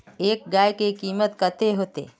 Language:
Magahi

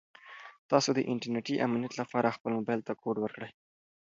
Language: Pashto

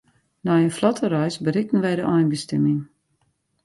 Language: Western Frisian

